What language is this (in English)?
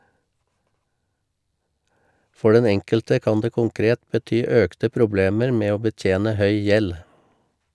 Norwegian